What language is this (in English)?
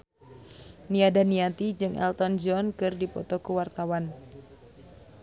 Sundanese